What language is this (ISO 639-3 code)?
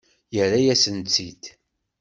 kab